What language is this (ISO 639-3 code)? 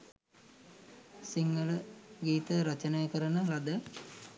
sin